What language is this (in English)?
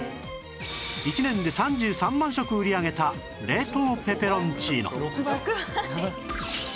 Japanese